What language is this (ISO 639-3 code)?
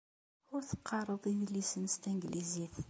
kab